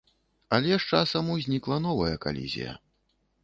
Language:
Belarusian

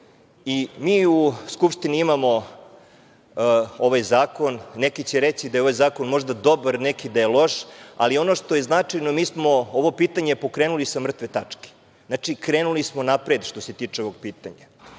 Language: Serbian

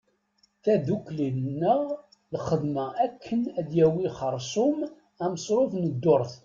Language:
Kabyle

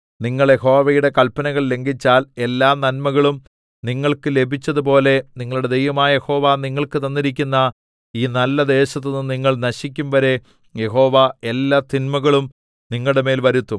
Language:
Malayalam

